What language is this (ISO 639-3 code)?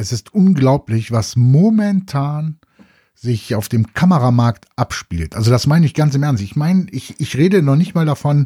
deu